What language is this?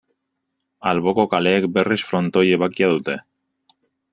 Basque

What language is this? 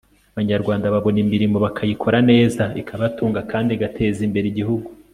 Kinyarwanda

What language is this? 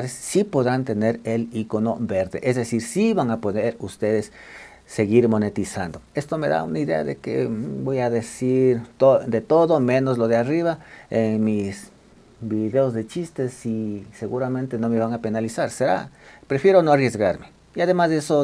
Spanish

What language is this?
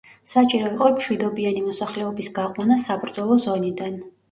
Georgian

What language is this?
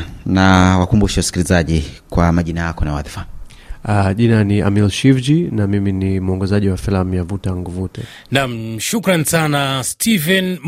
Swahili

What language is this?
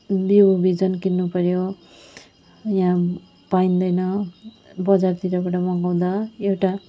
Nepali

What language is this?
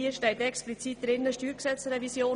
Swiss German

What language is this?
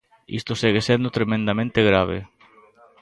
Galician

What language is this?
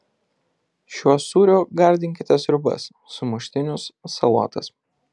Lithuanian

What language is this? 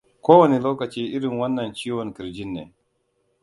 Hausa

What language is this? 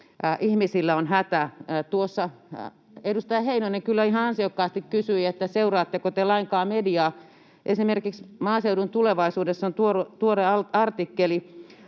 Finnish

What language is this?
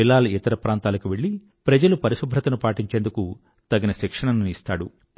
Telugu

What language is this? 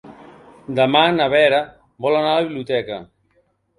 Catalan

